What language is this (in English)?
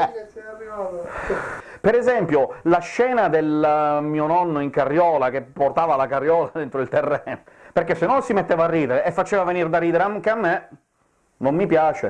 Italian